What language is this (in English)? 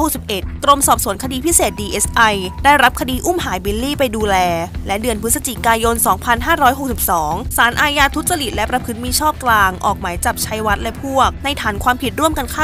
Thai